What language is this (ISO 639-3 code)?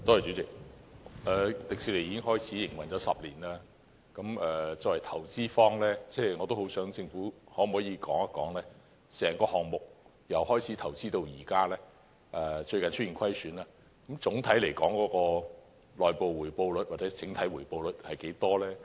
yue